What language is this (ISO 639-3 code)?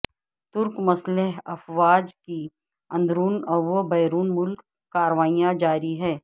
urd